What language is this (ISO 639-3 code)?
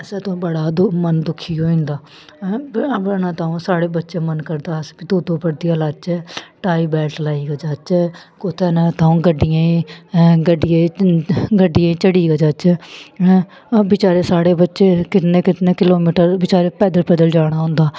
doi